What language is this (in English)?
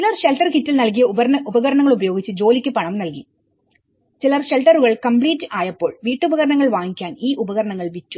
Malayalam